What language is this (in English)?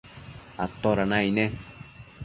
Matsés